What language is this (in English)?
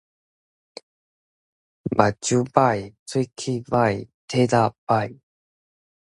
Min Nan Chinese